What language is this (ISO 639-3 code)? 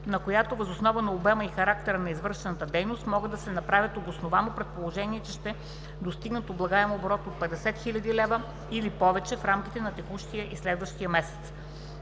bul